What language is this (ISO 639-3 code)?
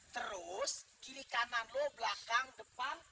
ind